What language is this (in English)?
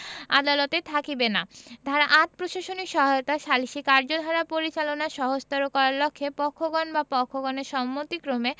Bangla